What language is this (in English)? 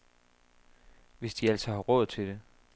Danish